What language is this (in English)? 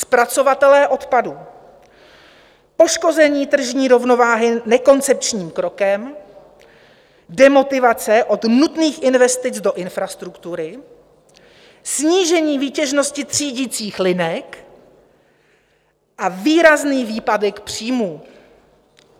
Czech